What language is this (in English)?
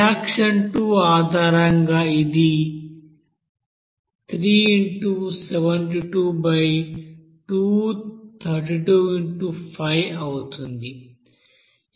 Telugu